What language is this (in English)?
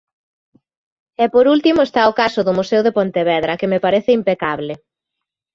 Galician